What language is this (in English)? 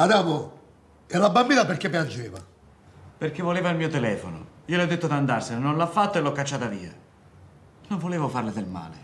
Italian